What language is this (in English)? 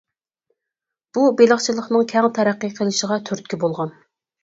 Uyghur